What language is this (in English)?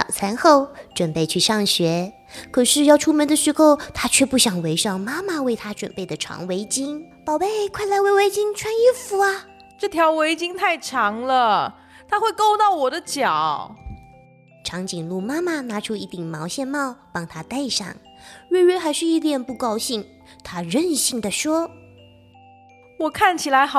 Chinese